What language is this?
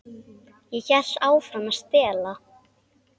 Icelandic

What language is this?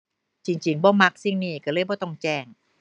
Thai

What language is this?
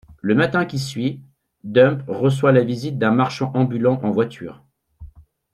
French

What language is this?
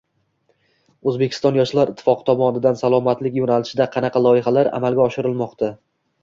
Uzbek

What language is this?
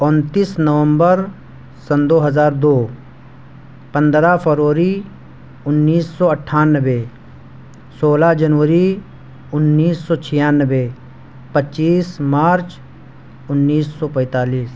Urdu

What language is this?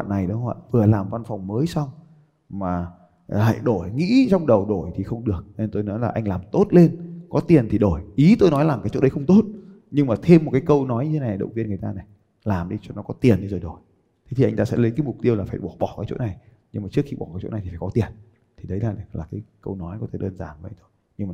Vietnamese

